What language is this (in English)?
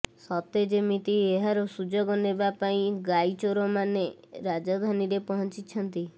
Odia